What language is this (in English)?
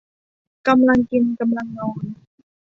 Thai